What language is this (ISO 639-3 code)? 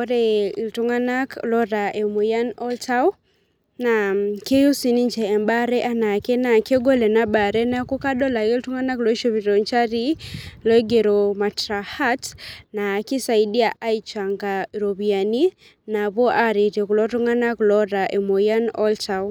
mas